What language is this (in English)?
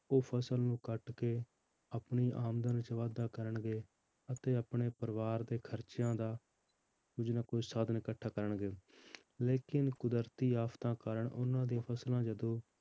Punjabi